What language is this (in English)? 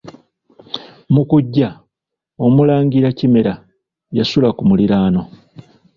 Ganda